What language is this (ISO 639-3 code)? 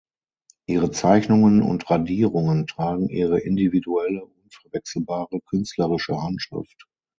deu